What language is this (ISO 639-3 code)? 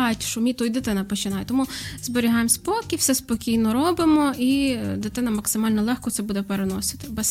ukr